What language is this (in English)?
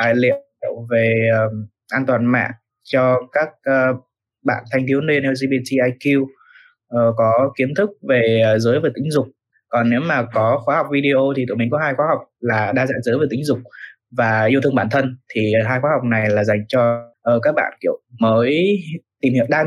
Vietnamese